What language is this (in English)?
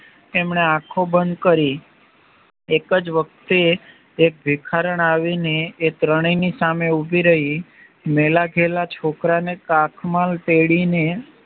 Gujarati